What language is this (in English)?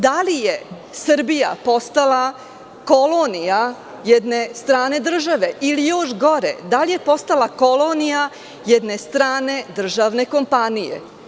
Serbian